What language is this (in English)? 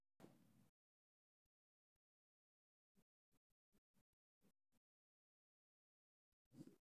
Somali